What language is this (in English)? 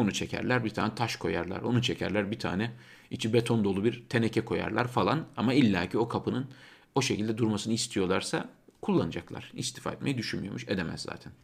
Turkish